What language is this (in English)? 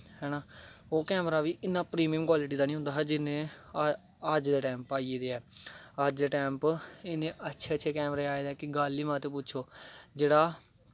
Dogri